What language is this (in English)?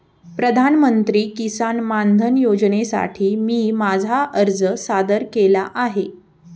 Marathi